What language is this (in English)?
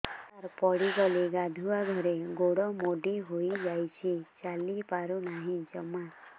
Odia